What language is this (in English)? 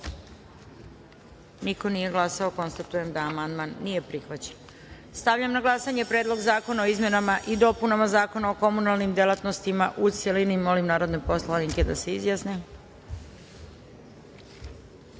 Serbian